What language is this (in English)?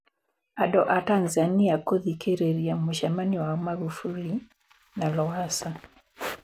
Kikuyu